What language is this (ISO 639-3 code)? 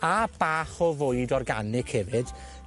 cym